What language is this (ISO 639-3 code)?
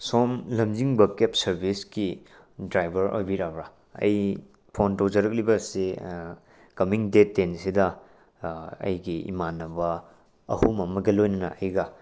mni